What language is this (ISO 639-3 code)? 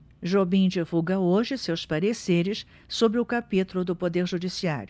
por